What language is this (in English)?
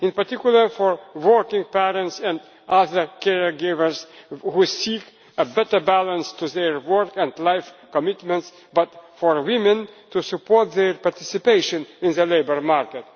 English